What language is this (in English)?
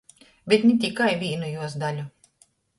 Latgalian